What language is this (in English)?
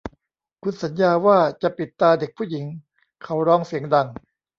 Thai